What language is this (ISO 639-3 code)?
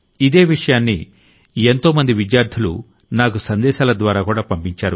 tel